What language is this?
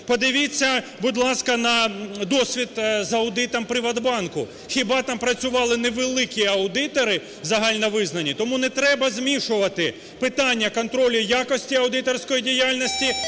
Ukrainian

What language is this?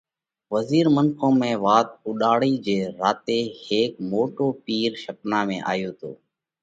Parkari Koli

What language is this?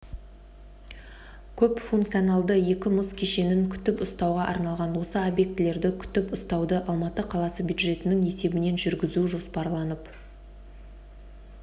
Kazakh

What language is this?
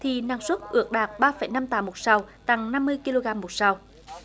Vietnamese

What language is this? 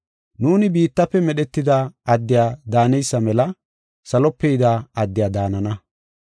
Gofa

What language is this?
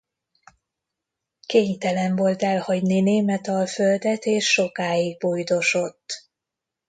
Hungarian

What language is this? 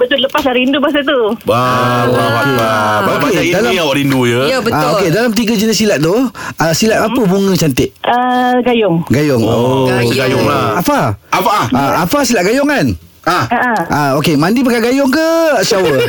Malay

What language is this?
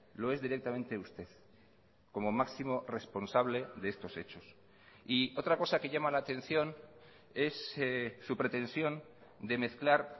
Spanish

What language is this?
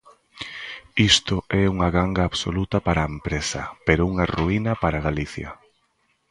Galician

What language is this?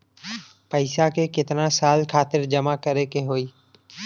Bhojpuri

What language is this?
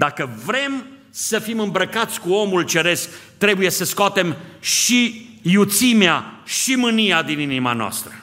Romanian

